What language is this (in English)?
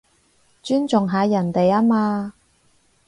Cantonese